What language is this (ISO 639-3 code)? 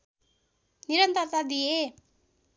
nep